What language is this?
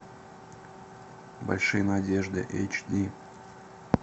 Russian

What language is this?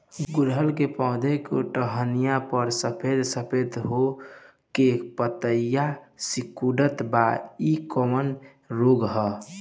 Bhojpuri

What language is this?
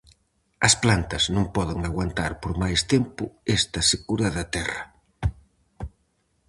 Galician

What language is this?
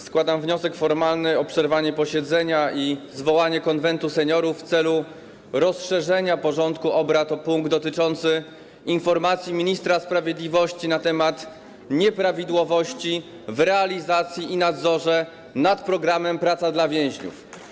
Polish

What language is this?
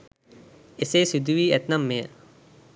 Sinhala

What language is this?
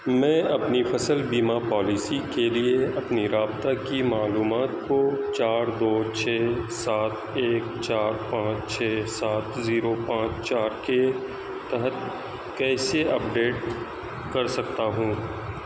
Urdu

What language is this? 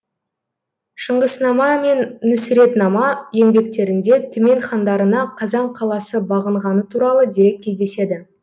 Kazakh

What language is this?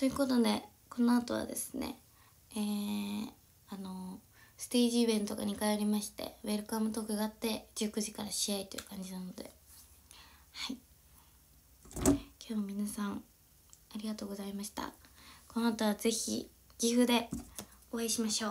Japanese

